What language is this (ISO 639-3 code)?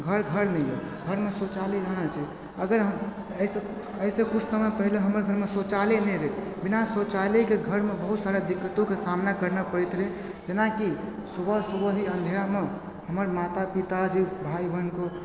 mai